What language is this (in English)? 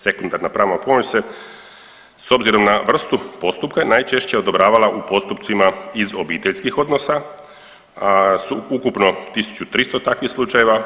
Croatian